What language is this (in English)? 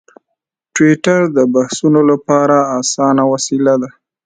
Pashto